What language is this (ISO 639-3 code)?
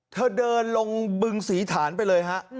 tha